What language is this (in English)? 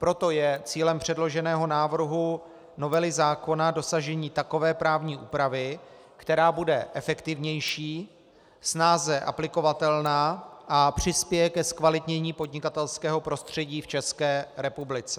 Czech